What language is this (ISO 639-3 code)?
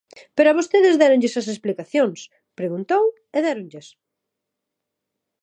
glg